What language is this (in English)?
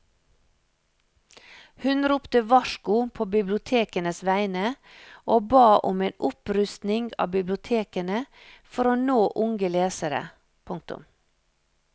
Norwegian